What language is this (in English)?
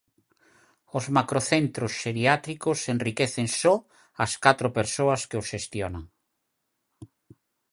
Galician